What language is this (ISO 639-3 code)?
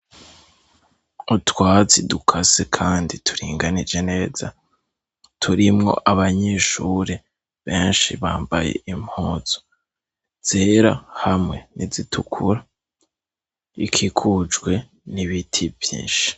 run